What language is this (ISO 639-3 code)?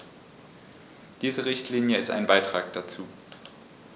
deu